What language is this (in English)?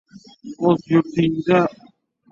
Uzbek